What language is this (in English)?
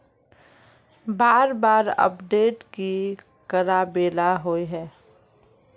Magahi